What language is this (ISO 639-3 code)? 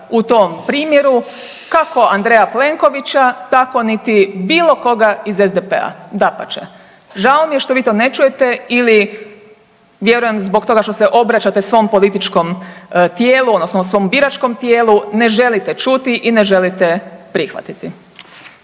hrv